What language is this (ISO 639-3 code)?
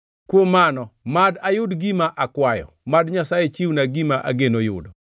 luo